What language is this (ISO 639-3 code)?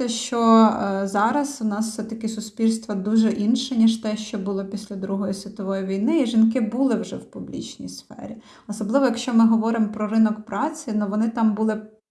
ukr